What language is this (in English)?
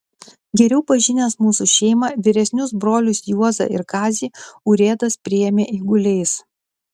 Lithuanian